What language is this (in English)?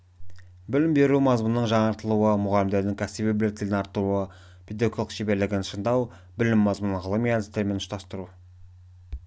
Kazakh